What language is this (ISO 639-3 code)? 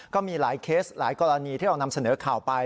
tha